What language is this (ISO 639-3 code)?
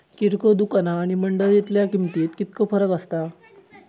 mar